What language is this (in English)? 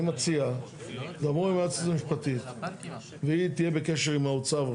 Hebrew